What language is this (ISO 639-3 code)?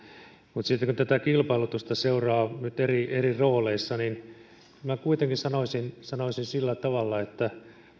fin